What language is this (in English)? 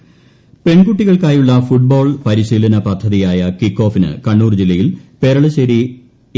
Malayalam